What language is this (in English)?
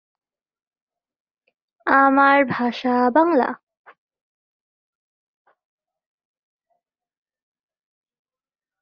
Bangla